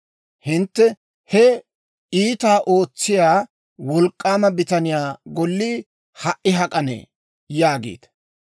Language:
Dawro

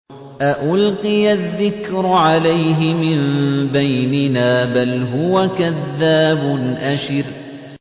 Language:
Arabic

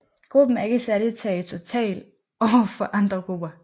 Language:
Danish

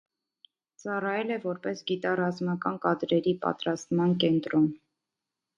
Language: Armenian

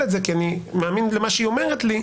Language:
Hebrew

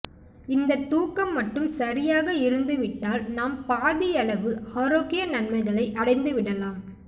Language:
Tamil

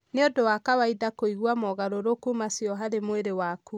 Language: Kikuyu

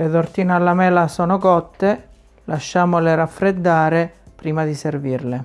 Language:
Italian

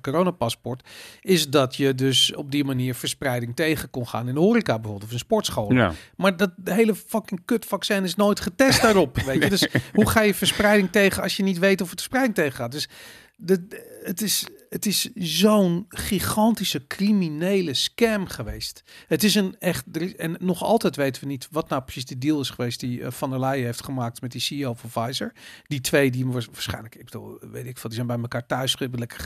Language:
Dutch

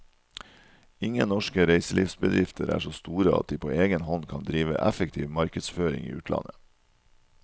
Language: Norwegian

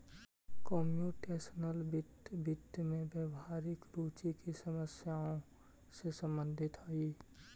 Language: Magahi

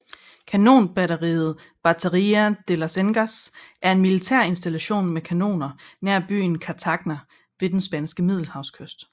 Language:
Danish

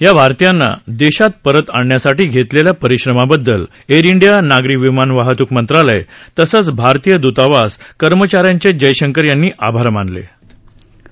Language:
Marathi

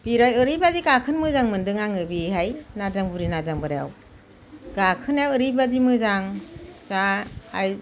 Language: Bodo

